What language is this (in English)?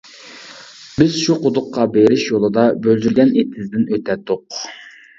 Uyghur